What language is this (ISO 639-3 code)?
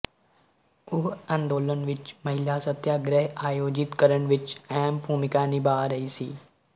pan